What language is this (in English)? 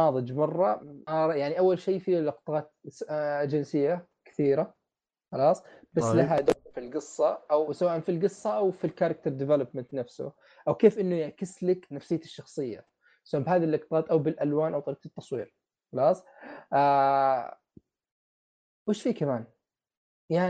Arabic